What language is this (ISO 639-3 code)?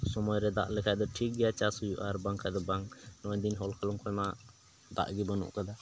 sat